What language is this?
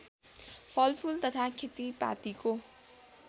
Nepali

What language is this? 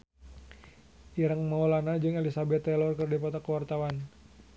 Sundanese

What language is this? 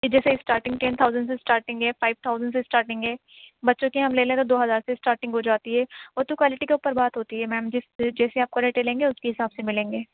Urdu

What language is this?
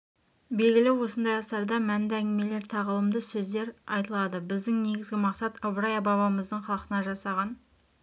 Kazakh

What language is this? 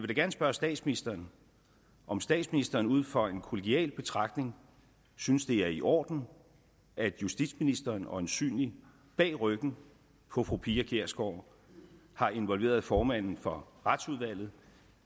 Danish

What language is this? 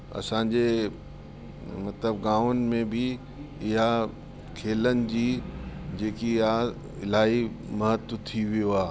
Sindhi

